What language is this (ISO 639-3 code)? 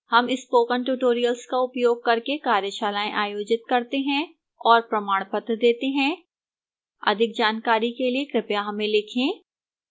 hin